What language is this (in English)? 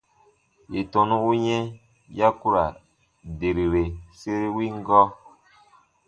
Baatonum